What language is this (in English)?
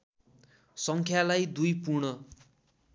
Nepali